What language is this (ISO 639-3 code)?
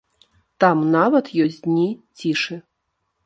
bel